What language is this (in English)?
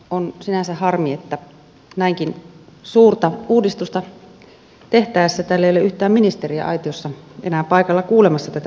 Finnish